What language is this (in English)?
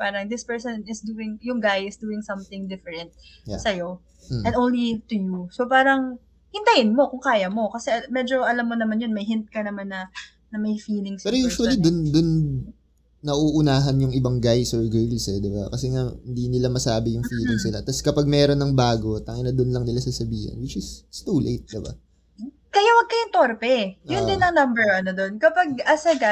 Filipino